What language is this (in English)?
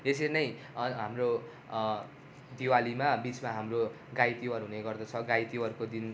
Nepali